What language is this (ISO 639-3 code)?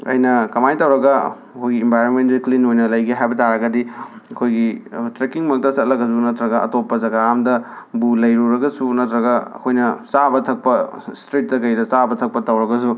mni